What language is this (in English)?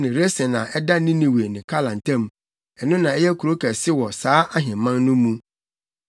Akan